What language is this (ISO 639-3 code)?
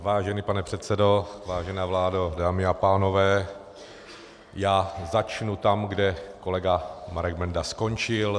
ces